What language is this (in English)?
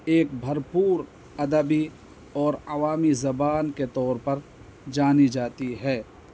Urdu